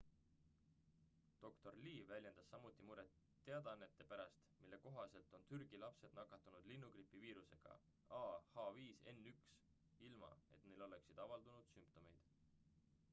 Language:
Estonian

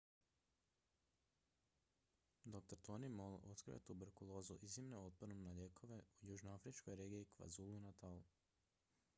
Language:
Croatian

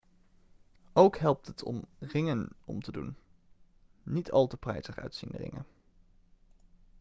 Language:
Dutch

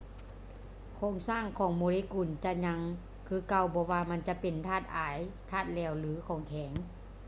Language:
Lao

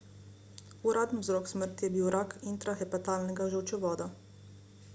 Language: Slovenian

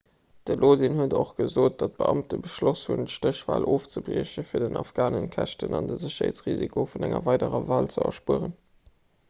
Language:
Luxembourgish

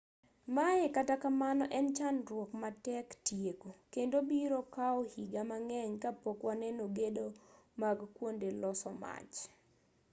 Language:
Luo (Kenya and Tanzania)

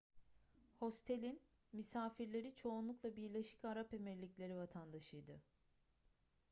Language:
Turkish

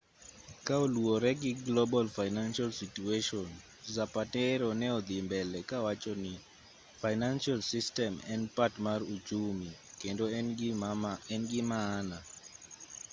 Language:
Luo (Kenya and Tanzania)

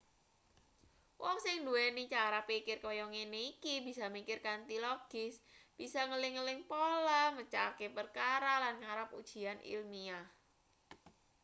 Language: Javanese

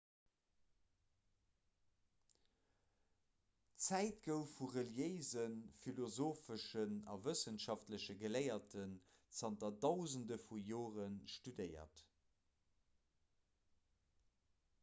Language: Luxembourgish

